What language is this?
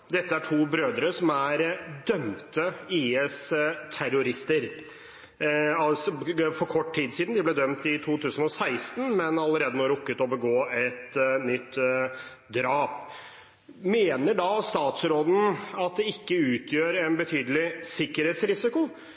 Norwegian Bokmål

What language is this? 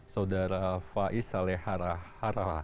Indonesian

